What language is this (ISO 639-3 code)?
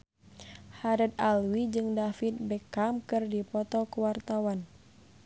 sun